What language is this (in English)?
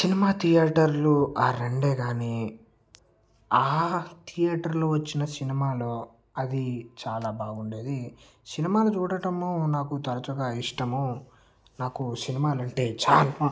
Telugu